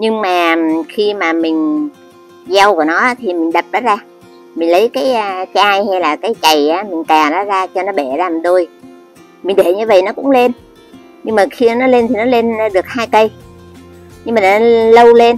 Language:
Vietnamese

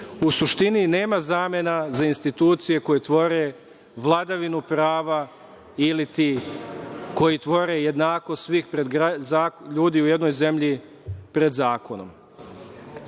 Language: Serbian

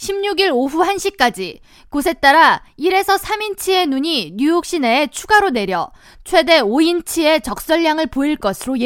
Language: Korean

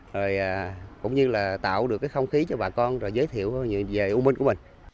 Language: Vietnamese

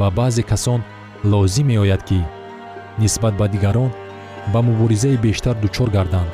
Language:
Persian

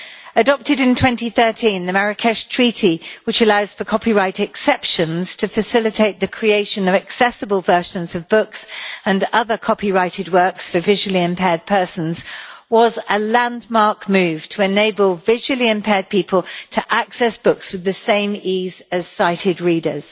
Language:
English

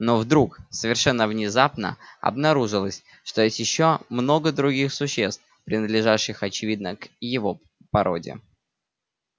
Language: Russian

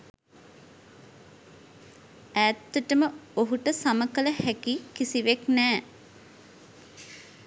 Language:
Sinhala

